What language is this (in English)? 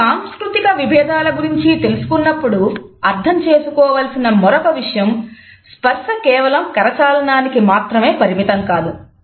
Telugu